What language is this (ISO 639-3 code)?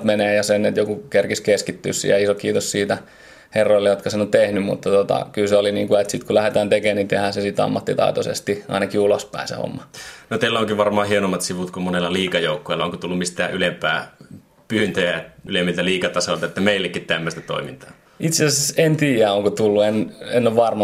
fin